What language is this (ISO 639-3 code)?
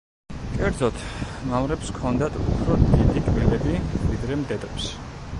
kat